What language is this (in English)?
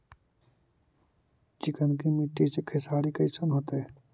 Magahi